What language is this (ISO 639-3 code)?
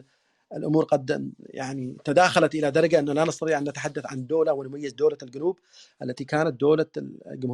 ara